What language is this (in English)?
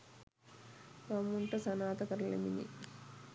Sinhala